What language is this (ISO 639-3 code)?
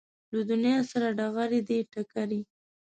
pus